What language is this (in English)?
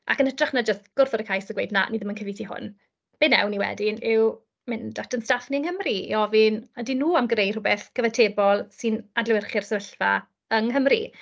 Welsh